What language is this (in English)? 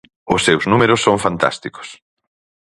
Galician